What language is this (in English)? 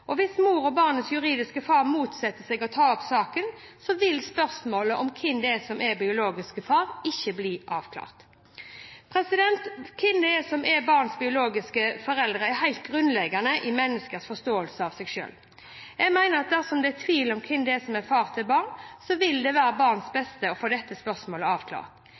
Norwegian Bokmål